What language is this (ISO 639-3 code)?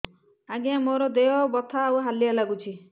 ori